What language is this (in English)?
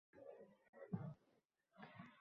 Uzbek